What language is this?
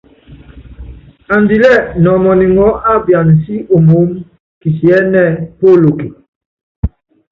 Yangben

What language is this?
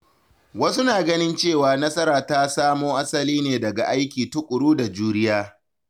Hausa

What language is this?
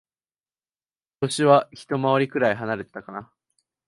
Japanese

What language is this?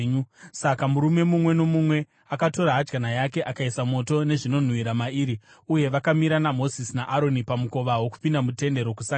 Shona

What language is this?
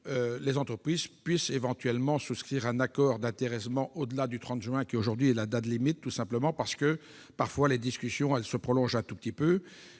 French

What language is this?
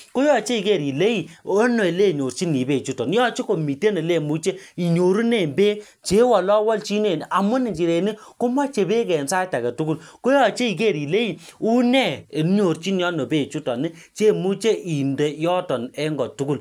Kalenjin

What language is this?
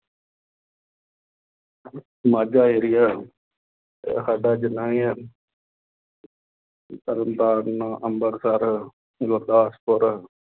Punjabi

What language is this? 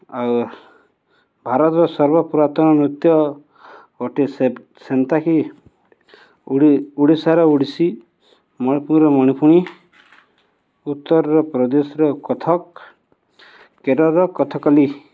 Odia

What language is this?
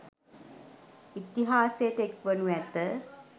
Sinhala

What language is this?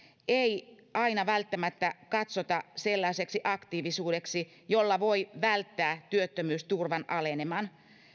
Finnish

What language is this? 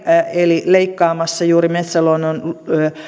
Finnish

